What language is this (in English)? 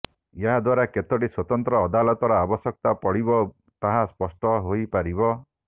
Odia